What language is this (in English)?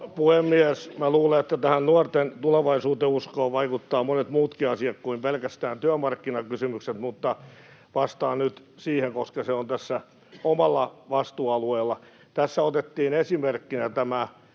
Finnish